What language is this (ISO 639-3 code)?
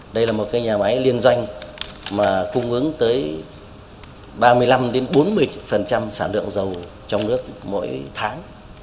vie